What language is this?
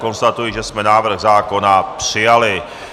Czech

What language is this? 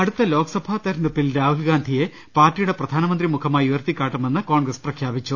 Malayalam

